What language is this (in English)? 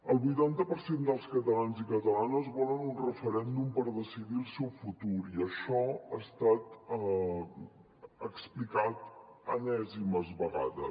Catalan